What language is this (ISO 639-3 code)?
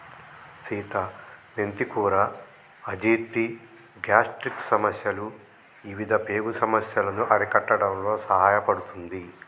tel